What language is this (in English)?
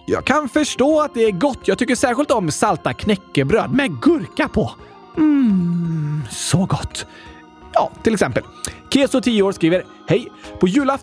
Swedish